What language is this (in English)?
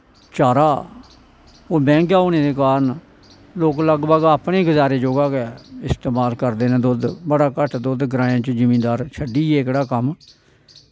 Dogri